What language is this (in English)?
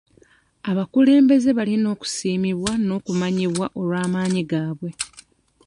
Ganda